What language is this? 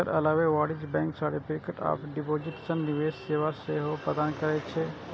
Maithili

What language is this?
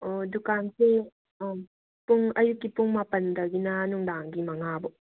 Manipuri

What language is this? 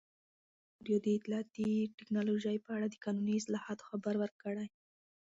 Pashto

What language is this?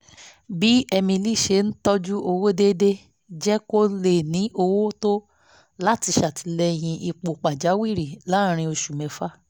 Yoruba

